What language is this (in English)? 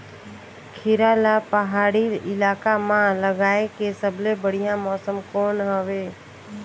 Chhattisgarhi